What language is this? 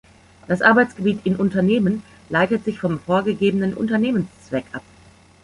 German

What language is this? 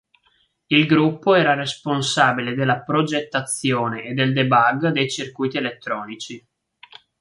Italian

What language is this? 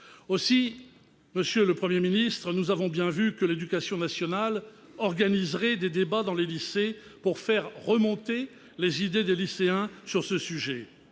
French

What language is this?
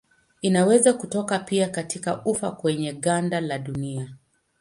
Swahili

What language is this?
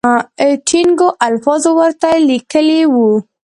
Pashto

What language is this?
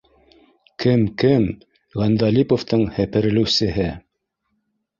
Bashkir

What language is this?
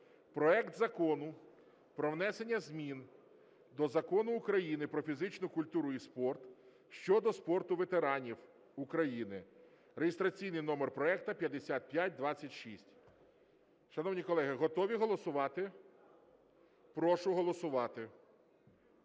Ukrainian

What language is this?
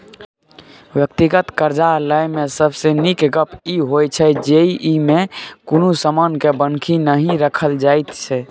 Maithili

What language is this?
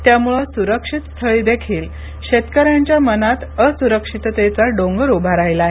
Marathi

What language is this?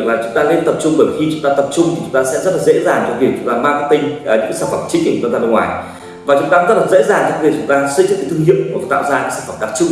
Vietnamese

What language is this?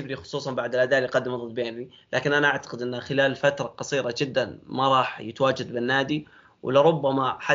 Arabic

